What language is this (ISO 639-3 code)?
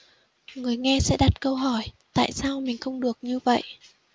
vie